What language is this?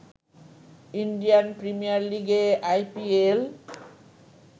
Bangla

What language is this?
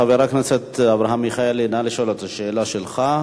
Hebrew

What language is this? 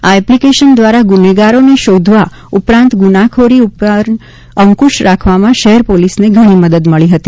Gujarati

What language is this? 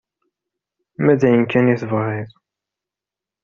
Kabyle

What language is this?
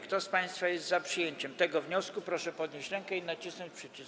Polish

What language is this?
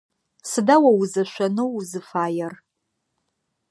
Adyghe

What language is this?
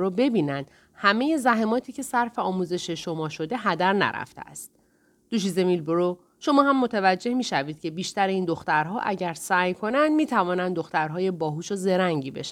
Persian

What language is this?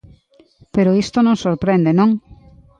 Galician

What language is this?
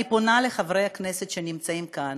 Hebrew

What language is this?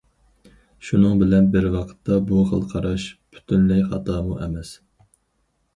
Uyghur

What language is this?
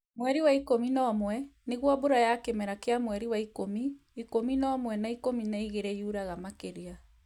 Kikuyu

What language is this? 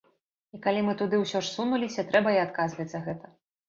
Belarusian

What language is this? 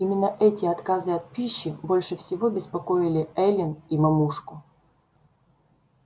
Russian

